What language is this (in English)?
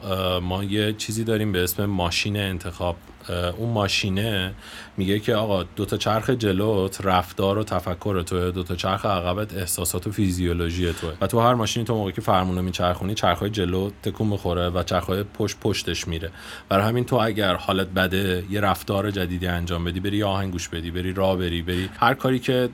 Persian